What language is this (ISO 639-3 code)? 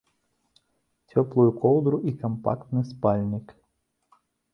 bel